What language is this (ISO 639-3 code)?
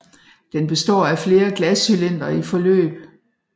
dan